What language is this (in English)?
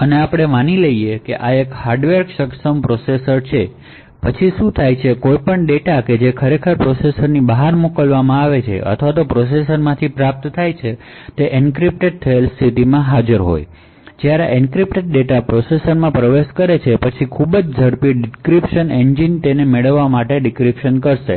Gujarati